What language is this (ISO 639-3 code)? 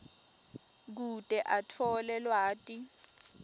ssw